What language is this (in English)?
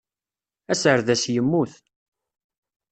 Kabyle